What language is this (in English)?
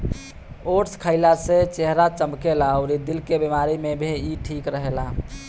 Bhojpuri